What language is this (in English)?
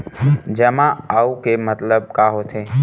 Chhattisgarhi